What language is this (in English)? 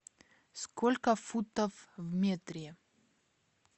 Russian